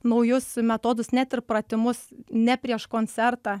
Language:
Lithuanian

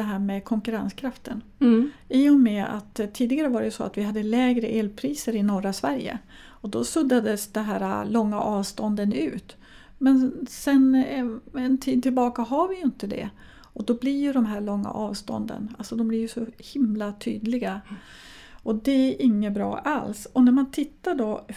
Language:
Swedish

